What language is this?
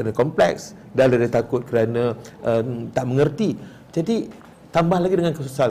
Malay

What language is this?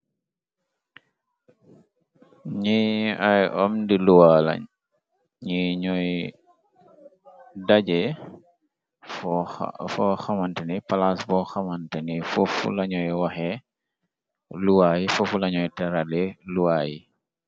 Wolof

